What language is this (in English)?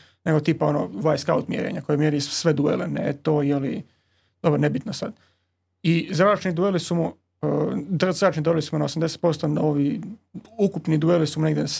Croatian